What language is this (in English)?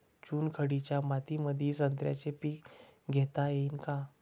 Marathi